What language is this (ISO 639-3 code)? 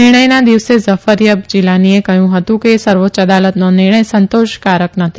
guj